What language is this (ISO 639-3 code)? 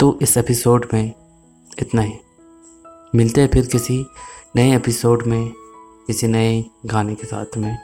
hin